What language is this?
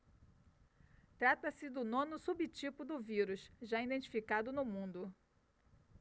Portuguese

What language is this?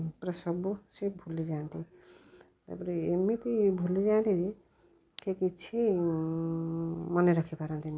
Odia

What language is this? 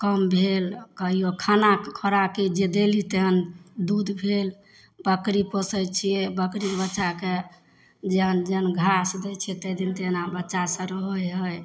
Maithili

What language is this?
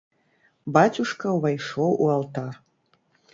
Belarusian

